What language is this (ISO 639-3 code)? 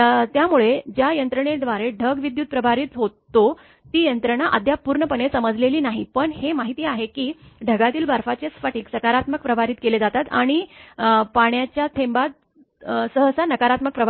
mar